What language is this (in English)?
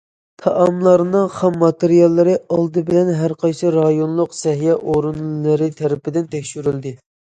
Uyghur